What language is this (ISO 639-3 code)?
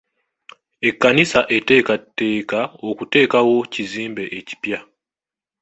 lug